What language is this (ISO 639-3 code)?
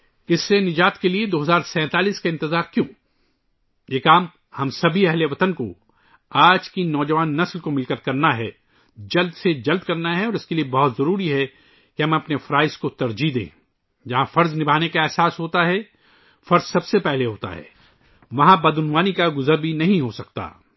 urd